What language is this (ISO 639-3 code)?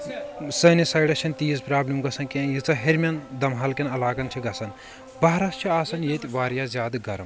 kas